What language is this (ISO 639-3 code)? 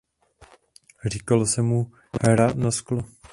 ces